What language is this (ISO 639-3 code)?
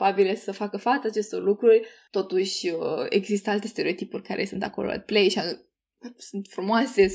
ron